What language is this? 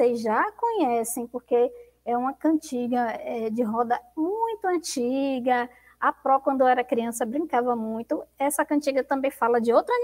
Portuguese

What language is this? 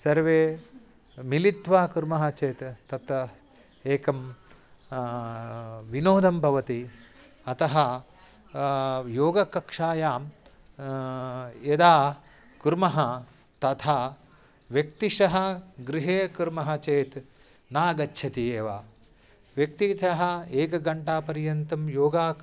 Sanskrit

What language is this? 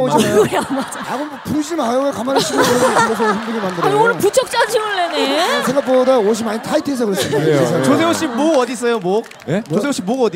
Korean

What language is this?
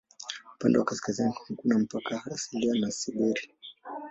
Swahili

